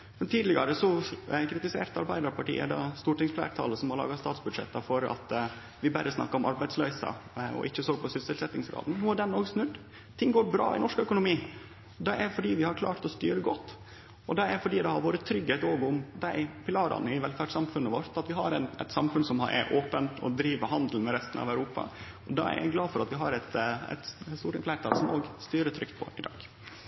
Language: Norwegian Nynorsk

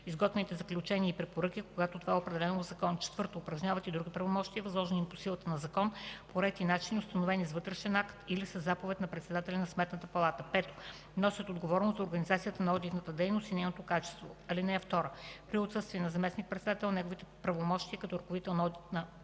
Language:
Bulgarian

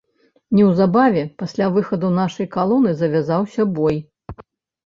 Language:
Belarusian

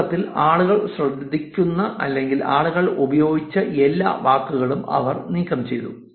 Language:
Malayalam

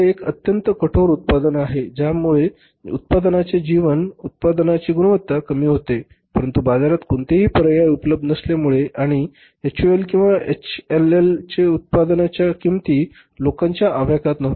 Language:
Marathi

